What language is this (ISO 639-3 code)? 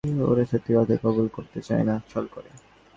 ben